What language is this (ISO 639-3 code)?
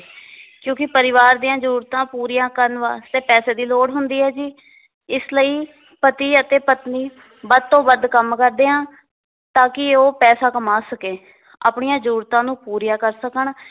pan